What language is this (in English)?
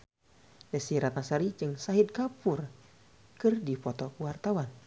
Sundanese